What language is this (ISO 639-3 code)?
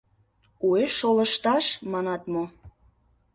chm